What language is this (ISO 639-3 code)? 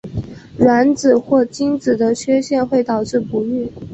zho